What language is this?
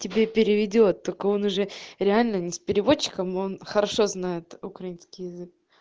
Russian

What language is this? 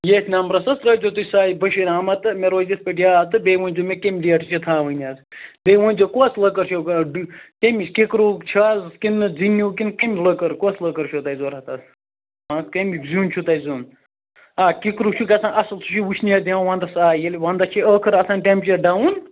Kashmiri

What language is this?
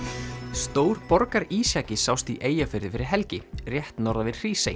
Icelandic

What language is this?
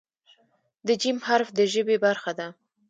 Pashto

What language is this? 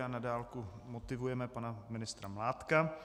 Czech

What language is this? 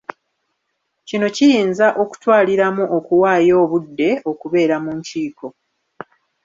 Ganda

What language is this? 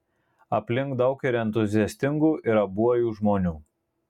Lithuanian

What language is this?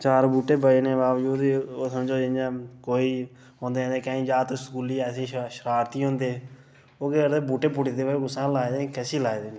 Dogri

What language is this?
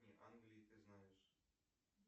Russian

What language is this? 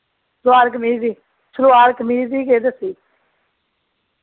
Dogri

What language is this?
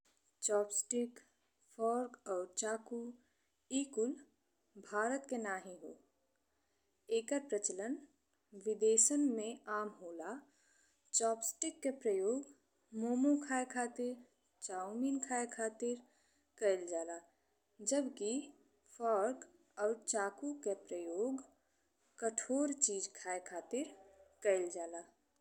Bhojpuri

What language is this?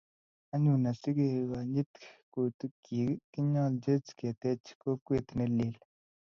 Kalenjin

